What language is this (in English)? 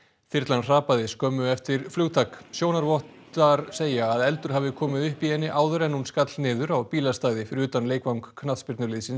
Icelandic